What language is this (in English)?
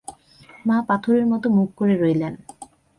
Bangla